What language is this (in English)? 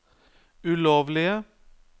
Norwegian